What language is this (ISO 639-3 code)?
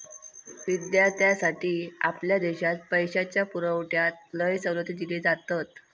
mar